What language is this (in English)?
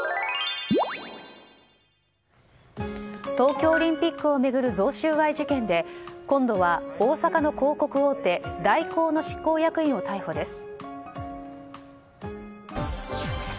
Japanese